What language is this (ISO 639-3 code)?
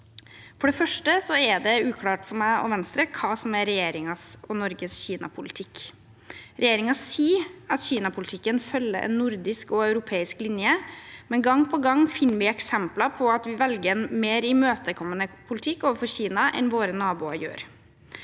nor